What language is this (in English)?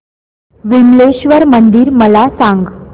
Marathi